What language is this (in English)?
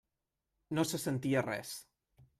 Catalan